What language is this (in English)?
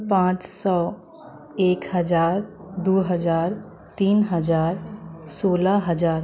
Maithili